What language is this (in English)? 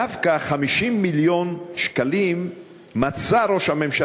Hebrew